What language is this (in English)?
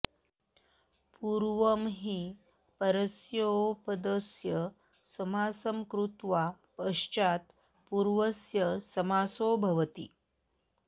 Sanskrit